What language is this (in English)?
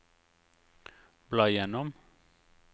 Norwegian